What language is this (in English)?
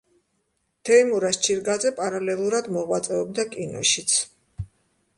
Georgian